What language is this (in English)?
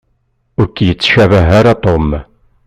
Kabyle